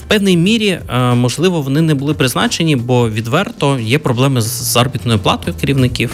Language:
Ukrainian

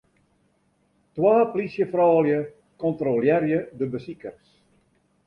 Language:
Western Frisian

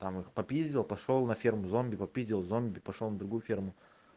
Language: Russian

